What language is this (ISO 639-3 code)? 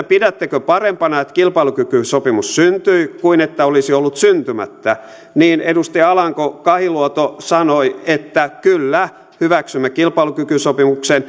fin